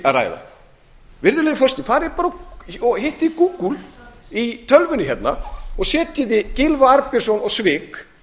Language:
Icelandic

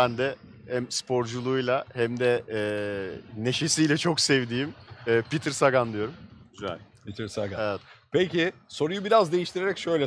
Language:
Turkish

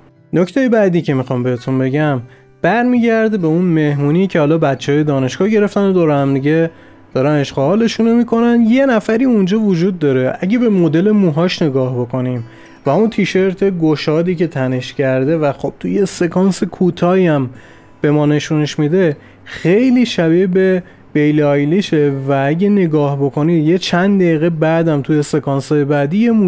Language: Persian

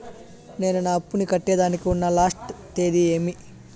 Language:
Telugu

